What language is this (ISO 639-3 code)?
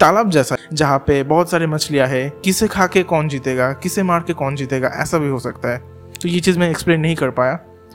hin